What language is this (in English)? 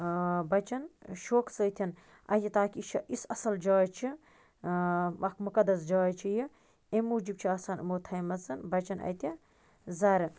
Kashmiri